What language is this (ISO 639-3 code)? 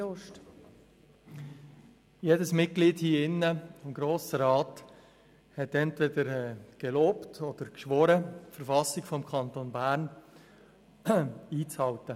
gsw